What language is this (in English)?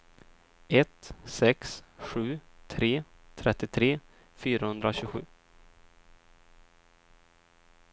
Swedish